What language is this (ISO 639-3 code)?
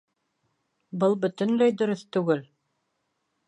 bak